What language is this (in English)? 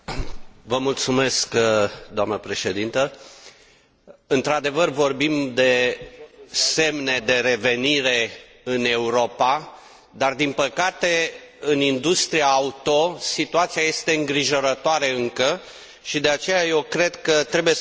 Romanian